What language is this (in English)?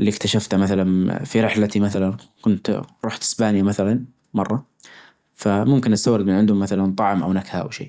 Najdi Arabic